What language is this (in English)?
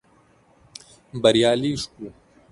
Pashto